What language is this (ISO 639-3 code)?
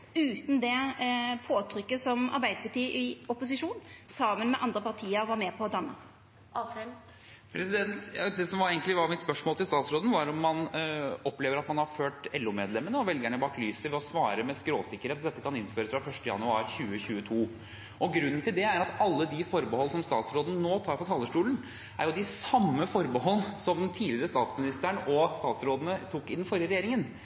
nor